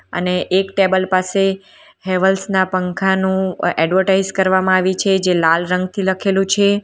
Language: Gujarati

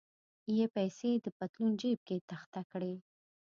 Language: Pashto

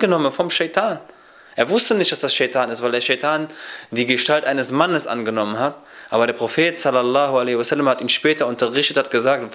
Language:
Arabic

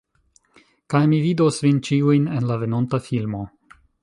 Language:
Esperanto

